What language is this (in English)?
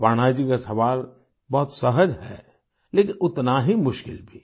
Hindi